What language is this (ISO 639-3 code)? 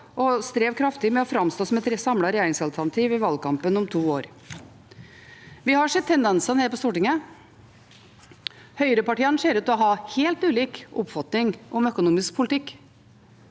nor